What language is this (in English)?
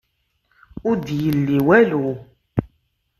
Kabyle